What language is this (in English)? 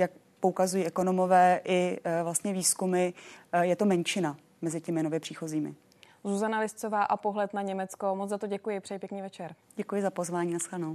Czech